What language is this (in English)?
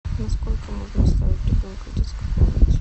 Russian